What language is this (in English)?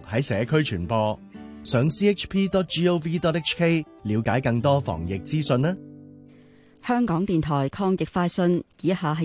Chinese